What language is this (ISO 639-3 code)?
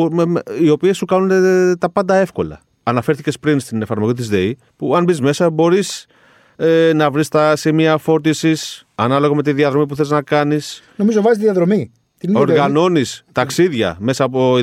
ell